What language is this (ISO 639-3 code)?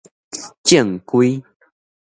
nan